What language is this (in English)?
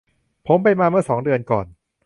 Thai